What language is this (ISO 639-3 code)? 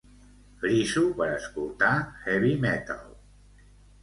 cat